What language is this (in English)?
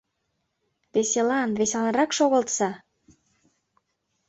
Mari